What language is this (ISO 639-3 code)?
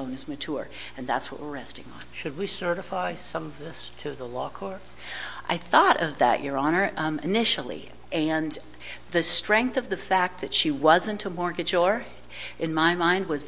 eng